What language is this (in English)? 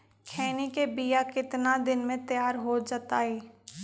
Magahi